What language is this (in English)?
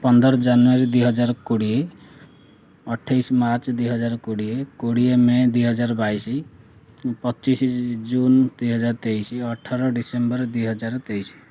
Odia